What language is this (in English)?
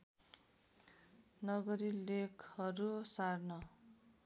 Nepali